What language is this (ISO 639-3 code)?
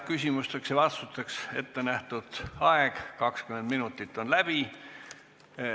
est